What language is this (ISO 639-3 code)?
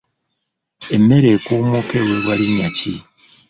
lug